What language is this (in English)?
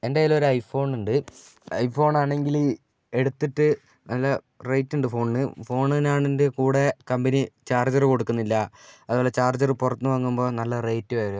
Malayalam